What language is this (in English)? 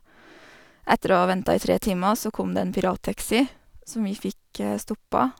Norwegian